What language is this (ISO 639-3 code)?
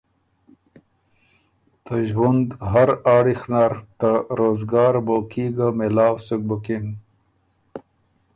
oru